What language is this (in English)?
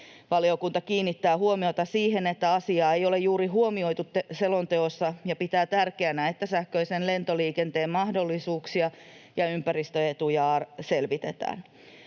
Finnish